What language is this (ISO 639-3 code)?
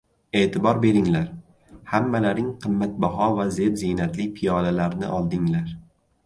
uzb